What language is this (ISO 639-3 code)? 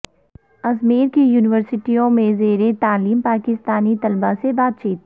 urd